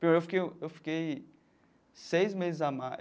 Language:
Portuguese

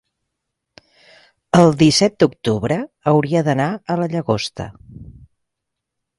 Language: Catalan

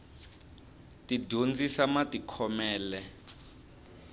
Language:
Tsonga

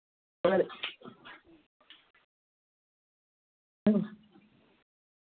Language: Dogri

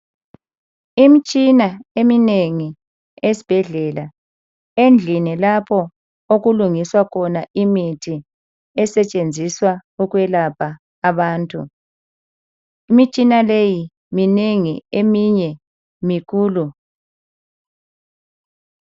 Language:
North Ndebele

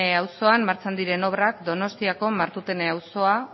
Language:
Basque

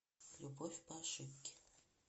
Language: Russian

